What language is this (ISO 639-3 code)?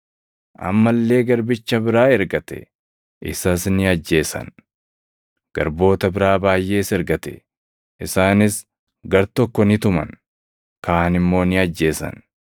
orm